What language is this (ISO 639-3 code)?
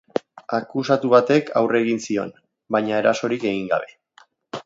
eus